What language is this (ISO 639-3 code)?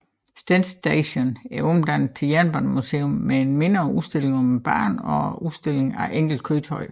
dan